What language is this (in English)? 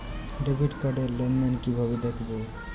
Bangla